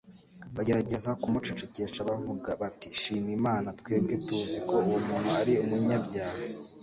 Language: Kinyarwanda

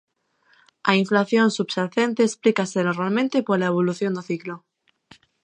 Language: Galician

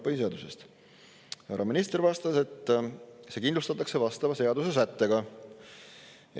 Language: Estonian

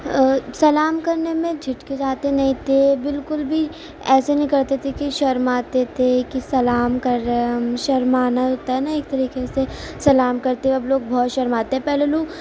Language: Urdu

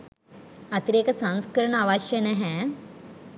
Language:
Sinhala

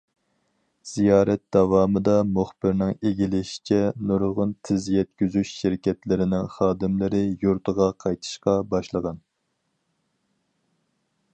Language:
Uyghur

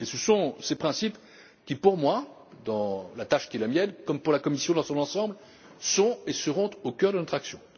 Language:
French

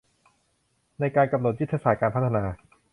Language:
Thai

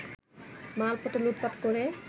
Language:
Bangla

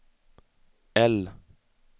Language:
Swedish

